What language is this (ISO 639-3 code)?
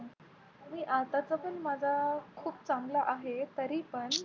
mar